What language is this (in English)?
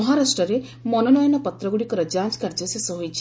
Odia